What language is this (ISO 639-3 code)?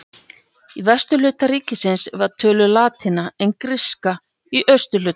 isl